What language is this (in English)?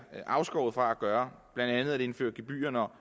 Danish